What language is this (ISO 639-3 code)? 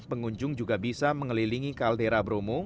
ind